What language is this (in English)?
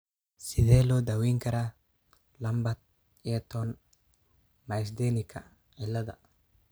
Somali